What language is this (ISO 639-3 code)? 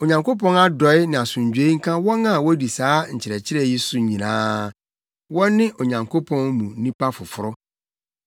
aka